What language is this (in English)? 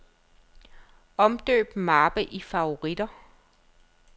Danish